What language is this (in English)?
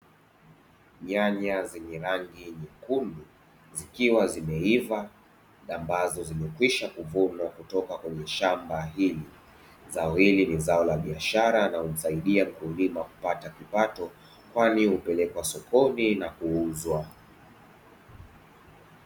Swahili